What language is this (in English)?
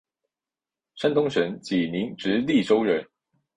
Chinese